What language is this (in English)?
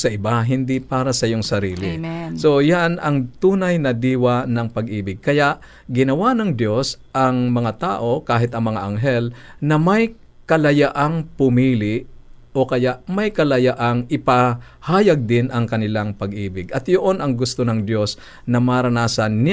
Filipino